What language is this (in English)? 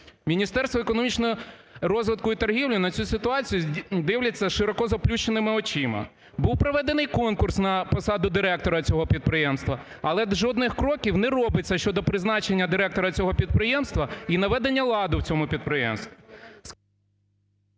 Ukrainian